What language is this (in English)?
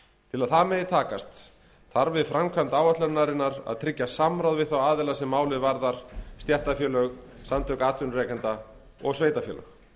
Icelandic